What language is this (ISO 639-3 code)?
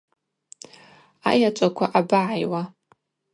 abq